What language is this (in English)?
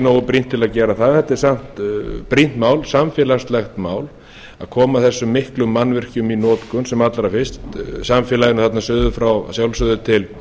Icelandic